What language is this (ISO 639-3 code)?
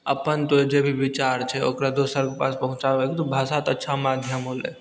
mai